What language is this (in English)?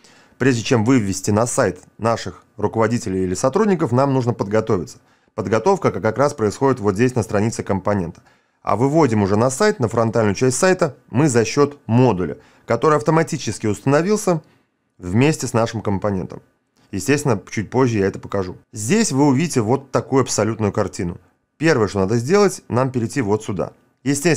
Russian